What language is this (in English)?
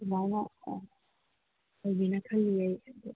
Manipuri